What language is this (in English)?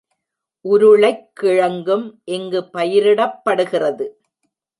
Tamil